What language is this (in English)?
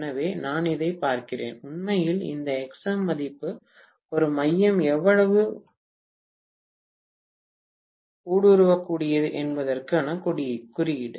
Tamil